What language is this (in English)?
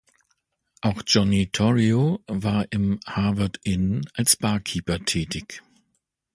German